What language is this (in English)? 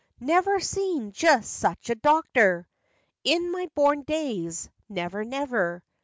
English